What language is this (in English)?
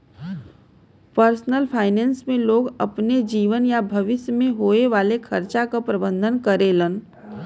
Bhojpuri